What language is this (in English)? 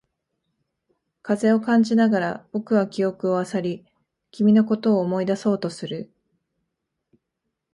Japanese